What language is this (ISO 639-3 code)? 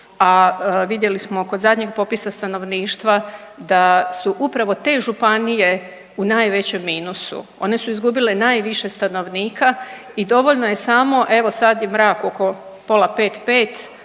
hrv